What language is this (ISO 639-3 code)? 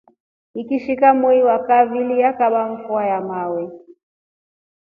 rof